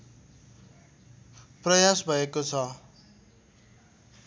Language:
Nepali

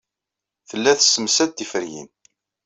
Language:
Kabyle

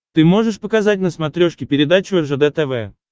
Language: Russian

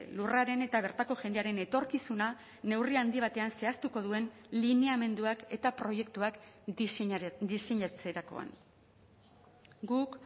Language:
Basque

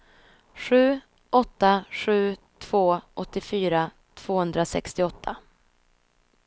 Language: Swedish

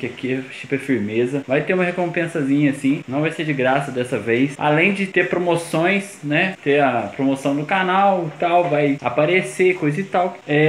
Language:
Portuguese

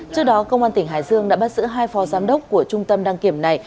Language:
Vietnamese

